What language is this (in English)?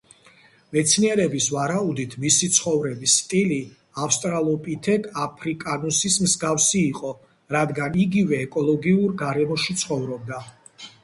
Georgian